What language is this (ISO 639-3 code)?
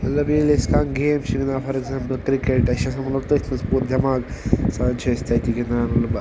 kas